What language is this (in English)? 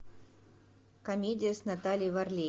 Russian